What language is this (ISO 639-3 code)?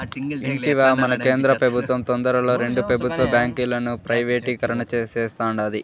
tel